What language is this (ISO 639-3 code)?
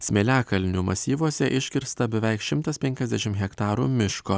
lit